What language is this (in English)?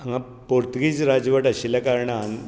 Konkani